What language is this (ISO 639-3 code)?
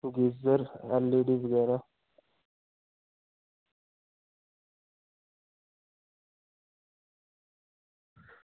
doi